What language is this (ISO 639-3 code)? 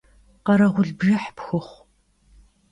kbd